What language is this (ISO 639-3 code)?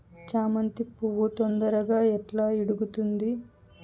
tel